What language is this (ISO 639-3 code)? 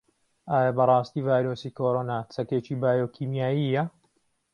ckb